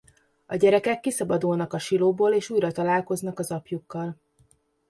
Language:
Hungarian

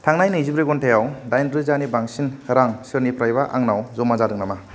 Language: Bodo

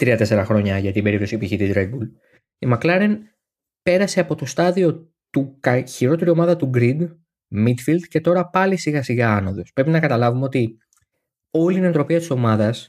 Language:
Greek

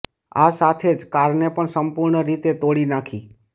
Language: Gujarati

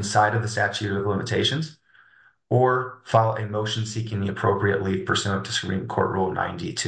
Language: English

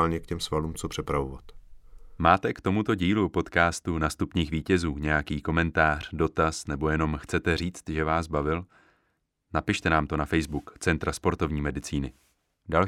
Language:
Czech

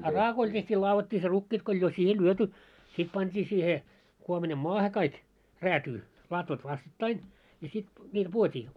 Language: Finnish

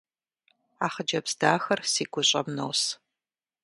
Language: Kabardian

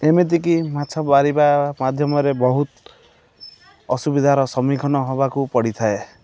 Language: Odia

